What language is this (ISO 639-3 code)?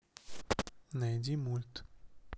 rus